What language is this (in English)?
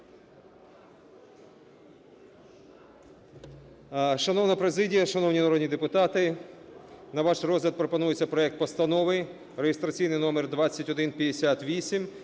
Ukrainian